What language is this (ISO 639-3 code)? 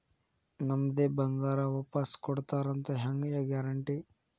kan